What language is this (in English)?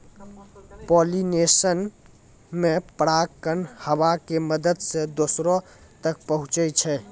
Maithili